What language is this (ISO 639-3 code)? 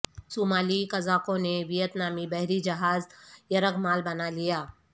urd